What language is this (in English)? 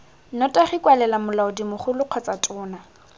Tswana